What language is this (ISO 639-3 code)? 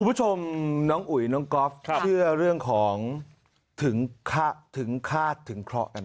tha